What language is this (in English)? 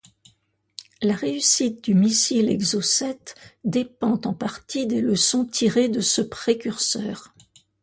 French